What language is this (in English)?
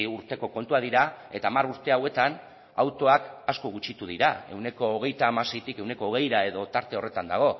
Basque